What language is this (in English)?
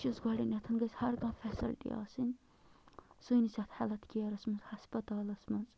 Kashmiri